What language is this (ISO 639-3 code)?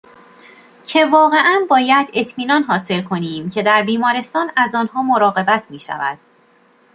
fas